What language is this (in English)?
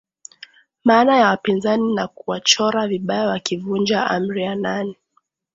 Swahili